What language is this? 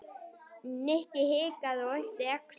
Icelandic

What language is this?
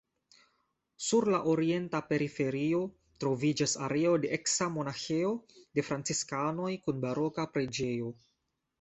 Esperanto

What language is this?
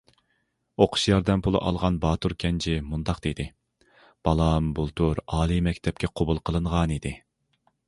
Uyghur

